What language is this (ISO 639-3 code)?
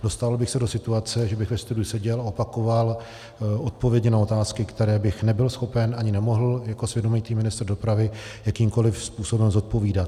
ces